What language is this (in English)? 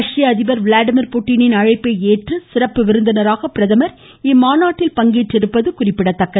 Tamil